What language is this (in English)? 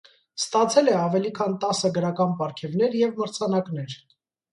Armenian